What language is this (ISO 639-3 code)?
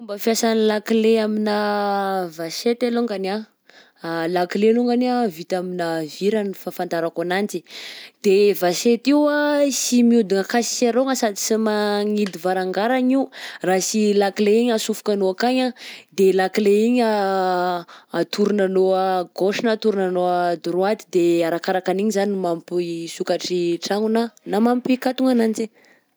bzc